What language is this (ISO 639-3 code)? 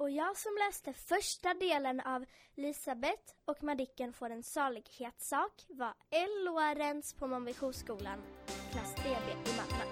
swe